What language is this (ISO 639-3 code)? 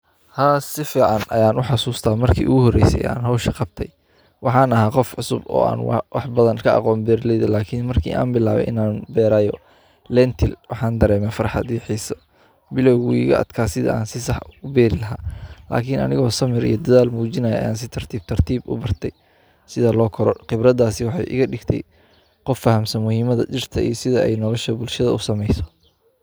som